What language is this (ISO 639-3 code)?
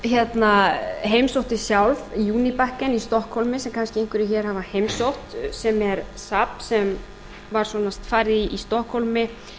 isl